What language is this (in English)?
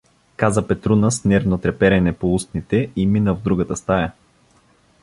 Bulgarian